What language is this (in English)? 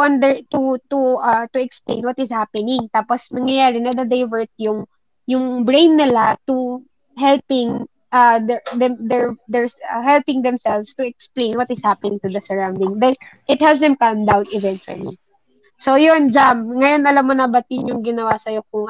Filipino